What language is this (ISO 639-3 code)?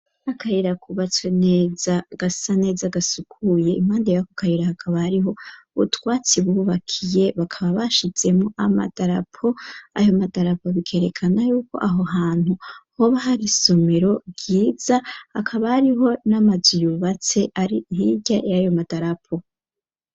run